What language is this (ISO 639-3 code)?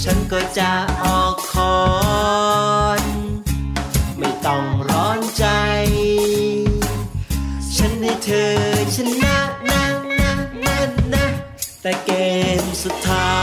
tha